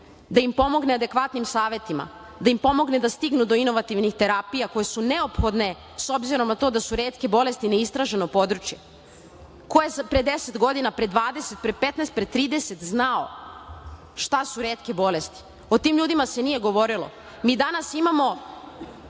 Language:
Serbian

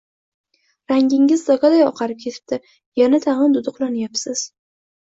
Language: Uzbek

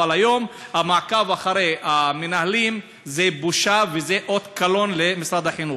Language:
Hebrew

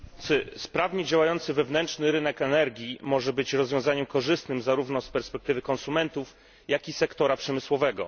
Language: Polish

